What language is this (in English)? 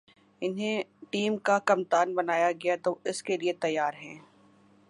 Urdu